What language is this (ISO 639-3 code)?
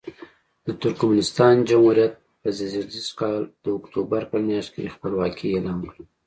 pus